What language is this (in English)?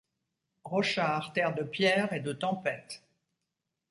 French